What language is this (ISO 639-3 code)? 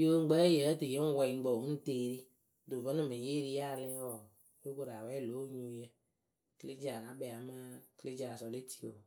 keu